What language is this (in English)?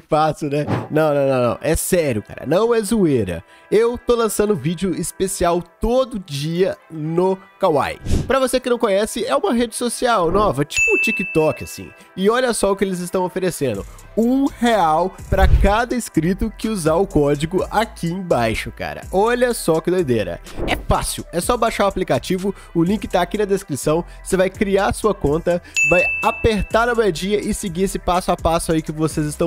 Portuguese